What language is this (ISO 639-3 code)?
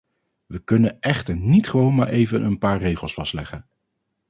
nld